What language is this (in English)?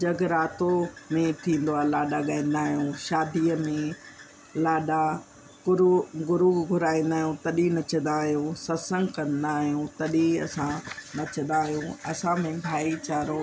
Sindhi